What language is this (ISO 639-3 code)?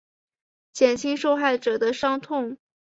zho